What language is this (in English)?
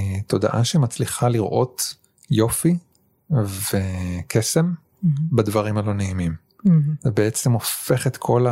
Hebrew